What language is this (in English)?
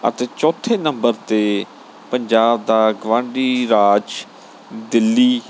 Punjabi